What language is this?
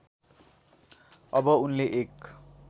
Nepali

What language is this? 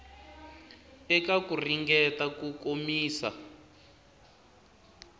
Tsonga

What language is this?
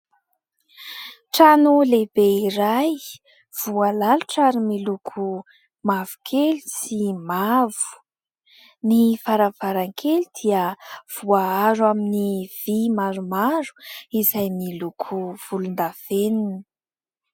Malagasy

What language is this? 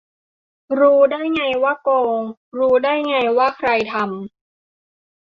Thai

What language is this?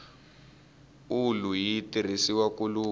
Tsonga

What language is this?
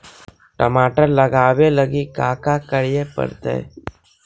Magahi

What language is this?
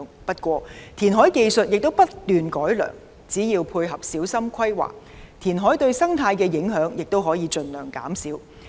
Cantonese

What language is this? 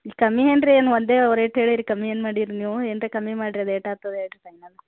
Kannada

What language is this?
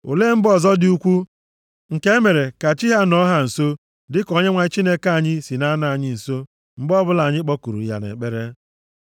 Igbo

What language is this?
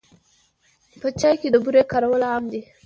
Pashto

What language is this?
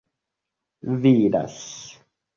Esperanto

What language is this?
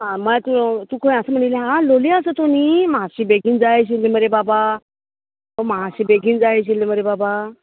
Konkani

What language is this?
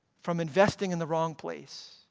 English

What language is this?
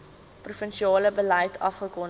Afrikaans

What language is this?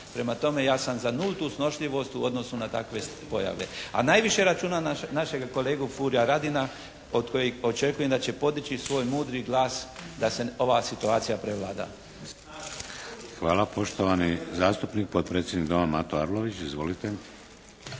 Croatian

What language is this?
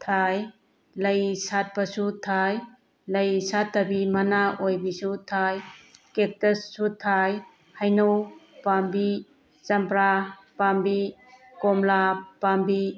Manipuri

